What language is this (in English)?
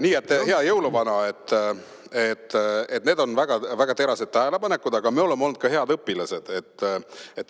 Estonian